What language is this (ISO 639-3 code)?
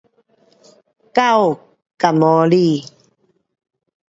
cpx